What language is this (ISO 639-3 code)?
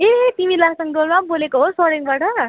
nep